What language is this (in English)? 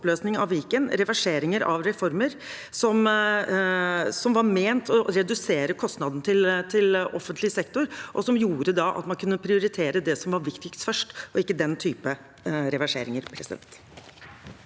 Norwegian